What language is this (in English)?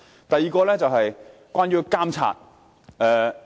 Cantonese